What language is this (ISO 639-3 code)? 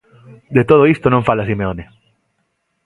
glg